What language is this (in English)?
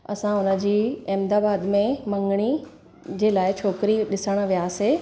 Sindhi